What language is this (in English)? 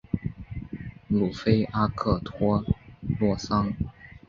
Chinese